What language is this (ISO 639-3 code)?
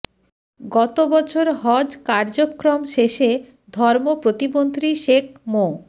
ben